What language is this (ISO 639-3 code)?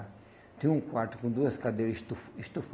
por